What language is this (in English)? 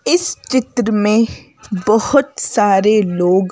Hindi